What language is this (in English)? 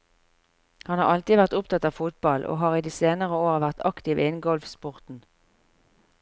Norwegian